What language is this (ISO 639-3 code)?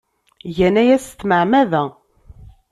kab